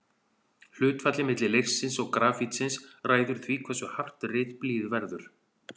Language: Icelandic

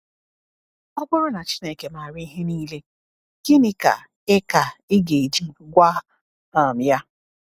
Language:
Igbo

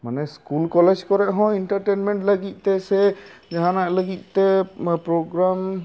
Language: Santali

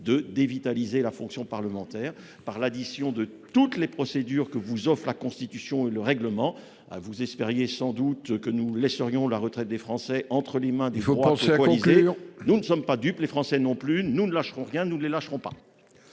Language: French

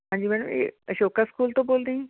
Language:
Punjabi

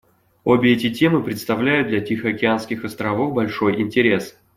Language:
Russian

